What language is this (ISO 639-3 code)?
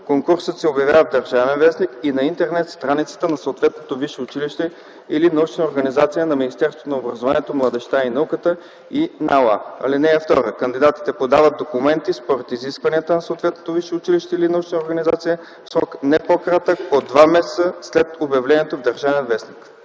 bul